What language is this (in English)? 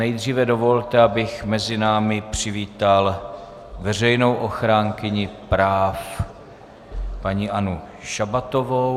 Czech